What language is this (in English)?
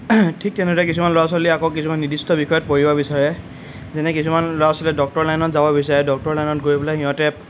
Assamese